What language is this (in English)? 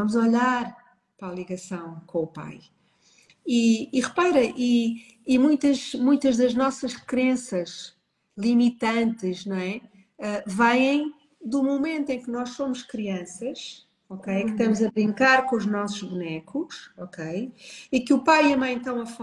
Portuguese